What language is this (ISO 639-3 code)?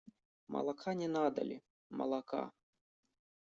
rus